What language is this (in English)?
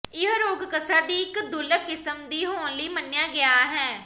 Punjabi